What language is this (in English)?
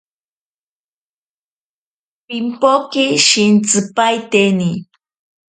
Ashéninka Perené